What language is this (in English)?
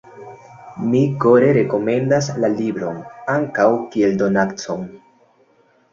Esperanto